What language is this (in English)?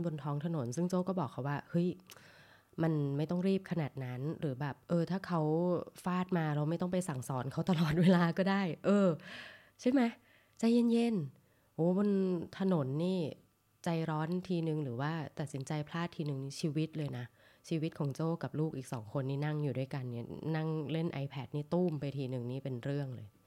Thai